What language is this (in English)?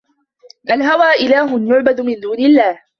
Arabic